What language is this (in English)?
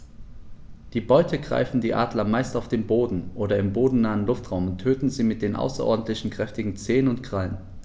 German